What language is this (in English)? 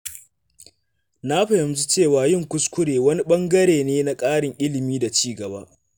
Hausa